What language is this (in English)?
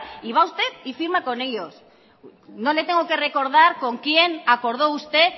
Spanish